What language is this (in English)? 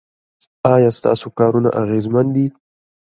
Pashto